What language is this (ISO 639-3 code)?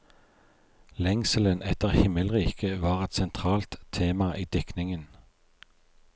nor